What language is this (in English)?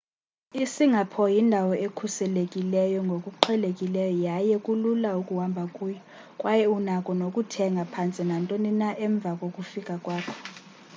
Xhosa